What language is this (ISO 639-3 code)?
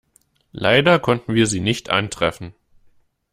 deu